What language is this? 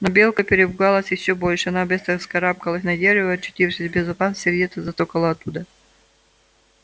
Russian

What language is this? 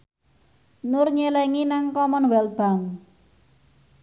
Javanese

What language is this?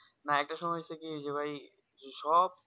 Bangla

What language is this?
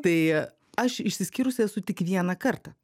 Lithuanian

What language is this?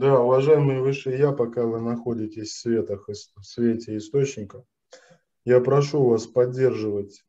Russian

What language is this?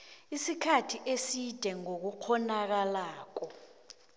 South Ndebele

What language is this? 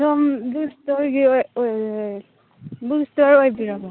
Manipuri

